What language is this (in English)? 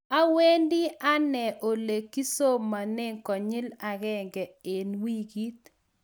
Kalenjin